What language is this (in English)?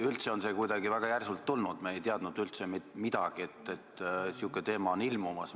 Estonian